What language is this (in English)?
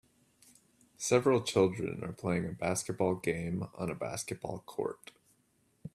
English